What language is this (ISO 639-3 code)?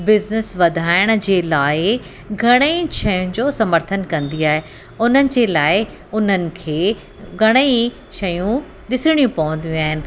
snd